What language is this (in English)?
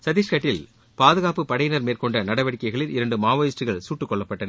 Tamil